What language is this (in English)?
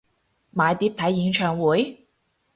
Cantonese